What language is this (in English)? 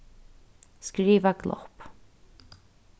Faroese